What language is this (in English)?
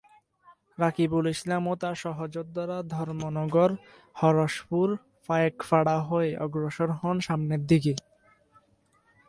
Bangla